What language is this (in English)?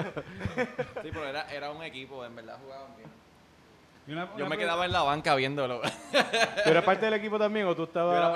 Spanish